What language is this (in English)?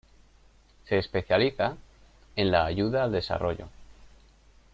Spanish